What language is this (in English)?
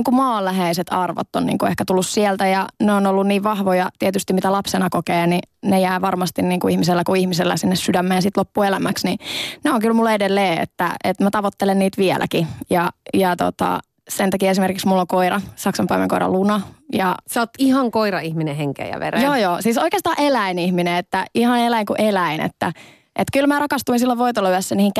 Finnish